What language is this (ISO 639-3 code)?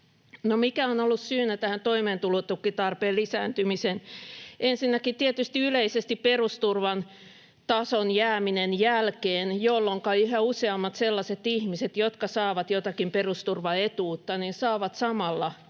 fin